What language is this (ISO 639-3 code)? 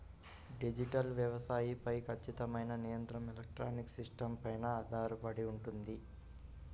tel